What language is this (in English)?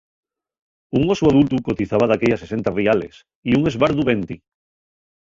Asturian